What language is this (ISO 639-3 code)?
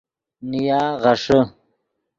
ydg